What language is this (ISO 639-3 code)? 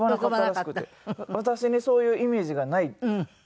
jpn